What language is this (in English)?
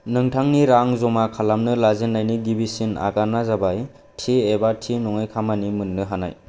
Bodo